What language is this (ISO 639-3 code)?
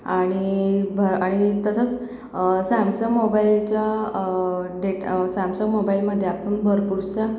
mar